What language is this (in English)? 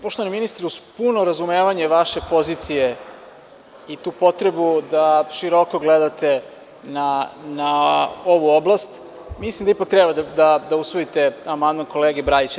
Serbian